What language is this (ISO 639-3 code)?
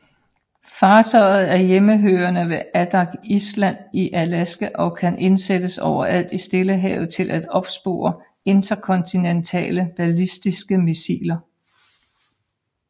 dan